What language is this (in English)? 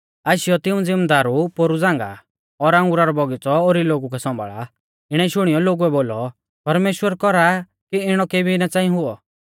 Mahasu Pahari